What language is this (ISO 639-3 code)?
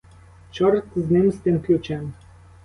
ukr